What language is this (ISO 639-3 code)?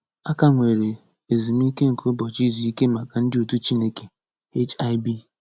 ibo